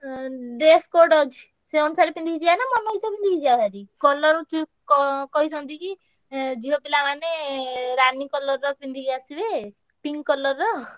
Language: Odia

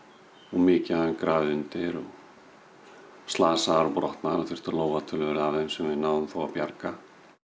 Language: Icelandic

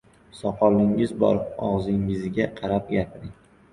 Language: Uzbek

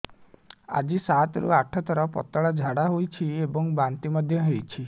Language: Odia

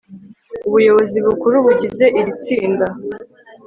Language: Kinyarwanda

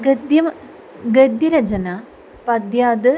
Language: Sanskrit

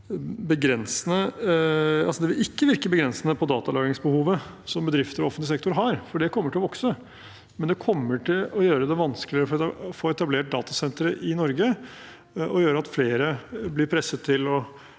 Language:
Norwegian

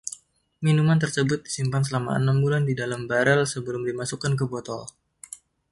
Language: Indonesian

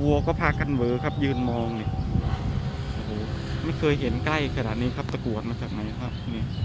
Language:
Thai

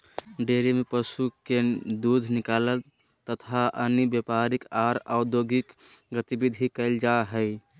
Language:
Magahi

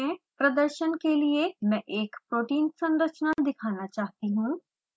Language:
Hindi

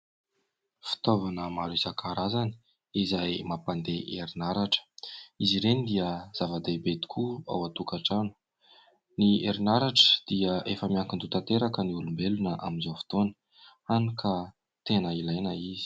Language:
Malagasy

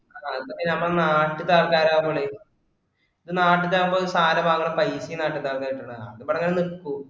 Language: Malayalam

